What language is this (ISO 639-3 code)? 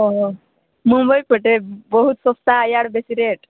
ori